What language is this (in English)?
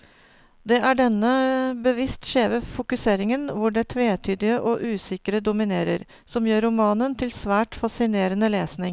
Norwegian